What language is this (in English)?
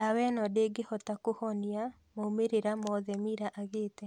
Kikuyu